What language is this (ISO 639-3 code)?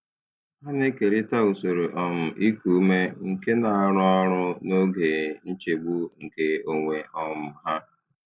ibo